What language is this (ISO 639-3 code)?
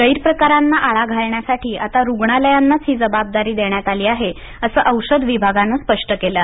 mar